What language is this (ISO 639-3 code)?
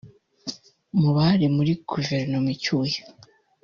kin